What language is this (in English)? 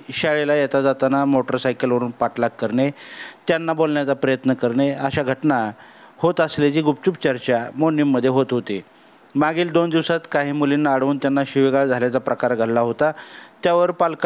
Arabic